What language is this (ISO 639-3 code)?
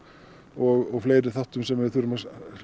isl